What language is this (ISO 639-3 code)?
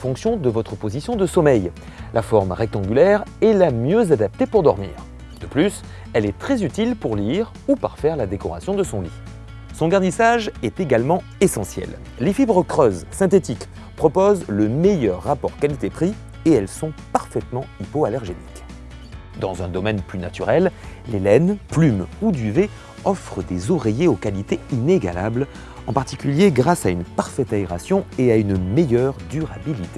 fra